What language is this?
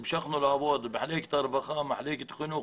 Hebrew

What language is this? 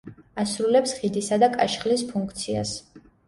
Georgian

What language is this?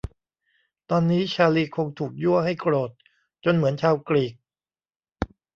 Thai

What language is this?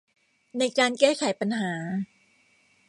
Thai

